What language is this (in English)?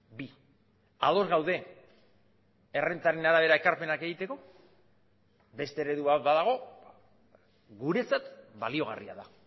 Basque